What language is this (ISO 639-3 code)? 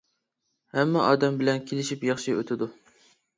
uig